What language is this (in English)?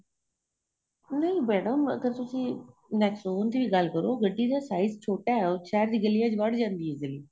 Punjabi